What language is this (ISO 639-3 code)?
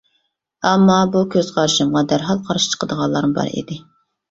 uig